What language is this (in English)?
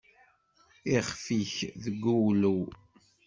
Kabyle